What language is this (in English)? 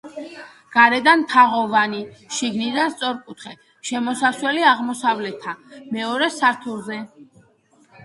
Georgian